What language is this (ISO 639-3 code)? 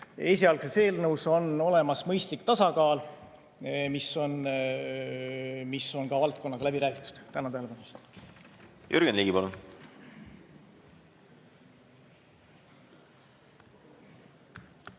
est